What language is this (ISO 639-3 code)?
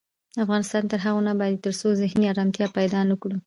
pus